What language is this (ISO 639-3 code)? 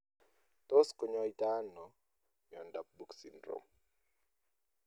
kln